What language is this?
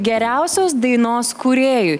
Lithuanian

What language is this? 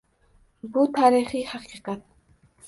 Uzbek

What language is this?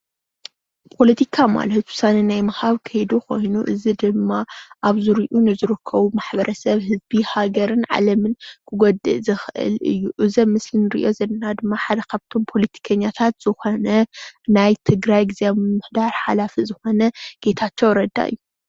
Tigrinya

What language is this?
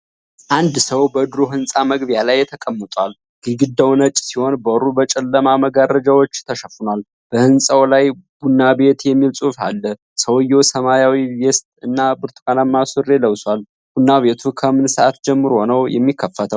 Amharic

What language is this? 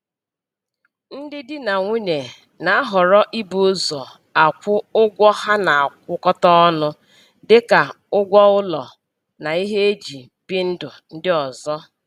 Igbo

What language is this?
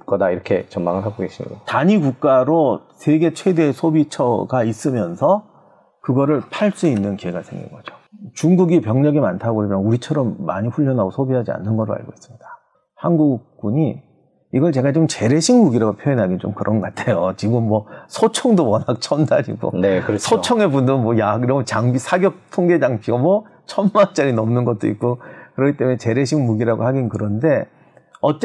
Korean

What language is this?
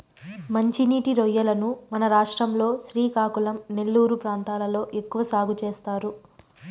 Telugu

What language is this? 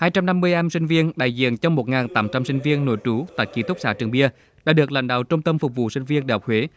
Vietnamese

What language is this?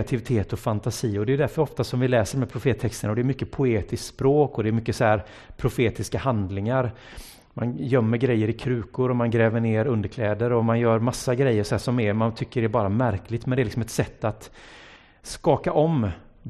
Swedish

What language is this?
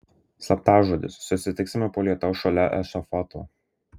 Lithuanian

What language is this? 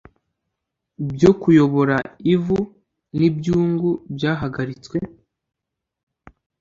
Kinyarwanda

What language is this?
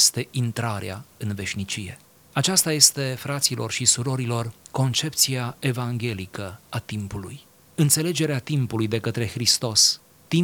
Romanian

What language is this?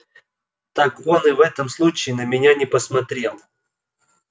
Russian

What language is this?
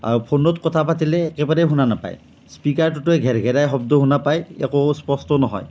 Assamese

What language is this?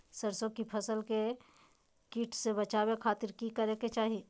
Magahi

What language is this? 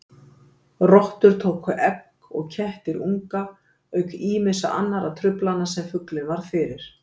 Icelandic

